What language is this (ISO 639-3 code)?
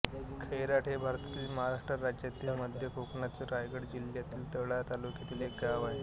mar